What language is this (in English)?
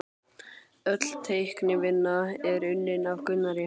Icelandic